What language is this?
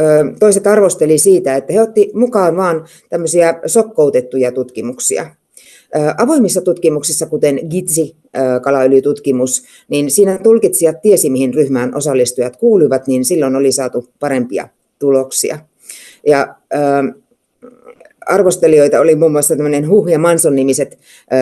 Finnish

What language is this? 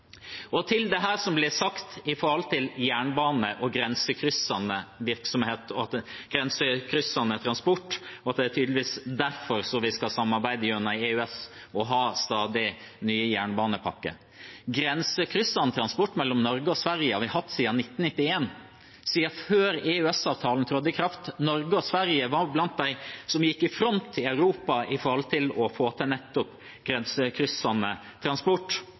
Norwegian Bokmål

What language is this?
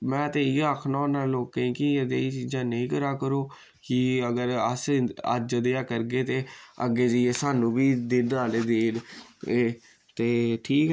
Dogri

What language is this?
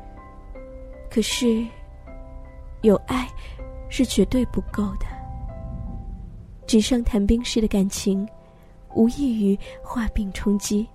Chinese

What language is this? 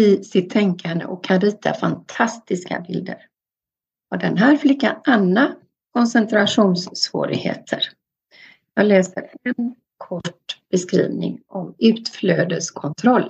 Swedish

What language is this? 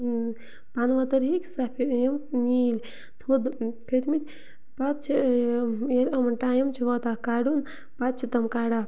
Kashmiri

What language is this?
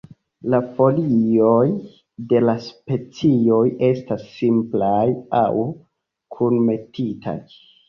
Esperanto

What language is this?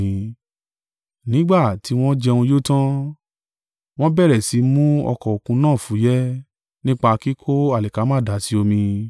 Yoruba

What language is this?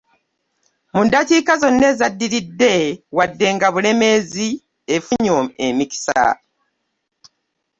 Ganda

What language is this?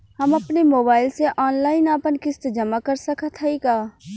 Bhojpuri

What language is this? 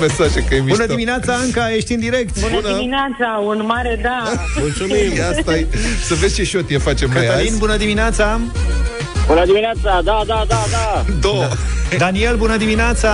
Romanian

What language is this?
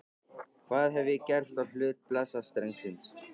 Icelandic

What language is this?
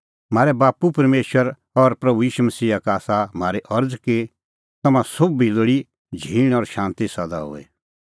Kullu Pahari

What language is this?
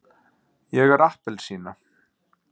Icelandic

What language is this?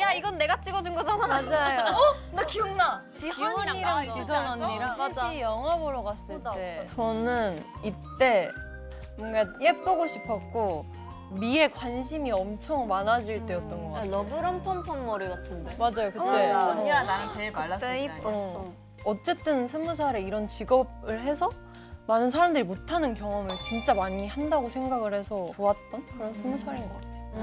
Korean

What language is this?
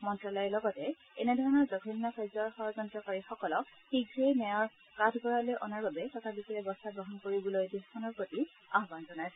Assamese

